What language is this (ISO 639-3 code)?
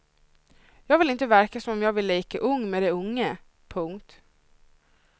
swe